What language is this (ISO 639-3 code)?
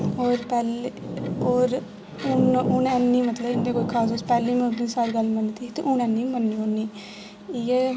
doi